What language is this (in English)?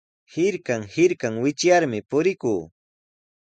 Sihuas Ancash Quechua